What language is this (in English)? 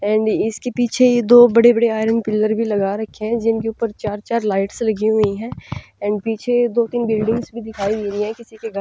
Hindi